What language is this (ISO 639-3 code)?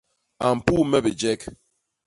bas